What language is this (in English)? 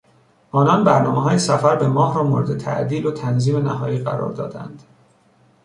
Persian